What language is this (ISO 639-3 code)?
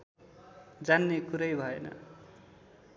nep